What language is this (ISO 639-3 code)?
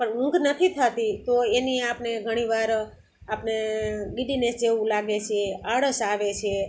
guj